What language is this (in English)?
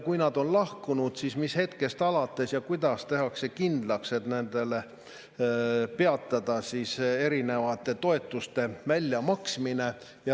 Estonian